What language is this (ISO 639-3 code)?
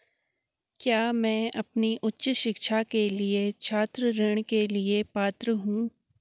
hin